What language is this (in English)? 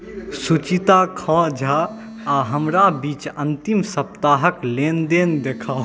Maithili